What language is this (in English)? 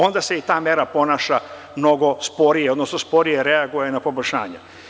Serbian